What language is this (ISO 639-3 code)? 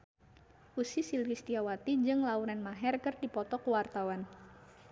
sun